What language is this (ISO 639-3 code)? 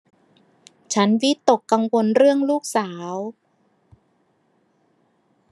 tha